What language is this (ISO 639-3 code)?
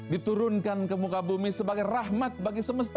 ind